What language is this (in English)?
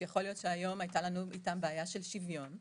Hebrew